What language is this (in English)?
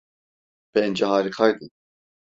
Turkish